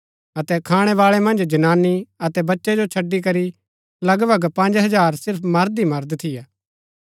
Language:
Gaddi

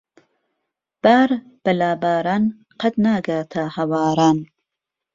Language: Central Kurdish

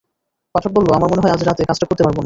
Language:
Bangla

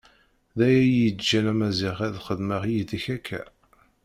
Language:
Kabyle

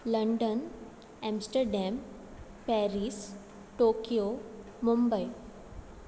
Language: Konkani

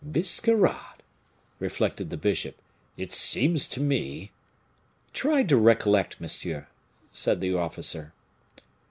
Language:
English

